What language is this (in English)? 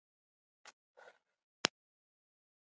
Pashto